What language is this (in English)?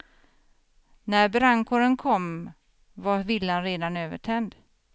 Swedish